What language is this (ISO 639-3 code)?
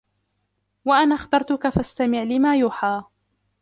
ara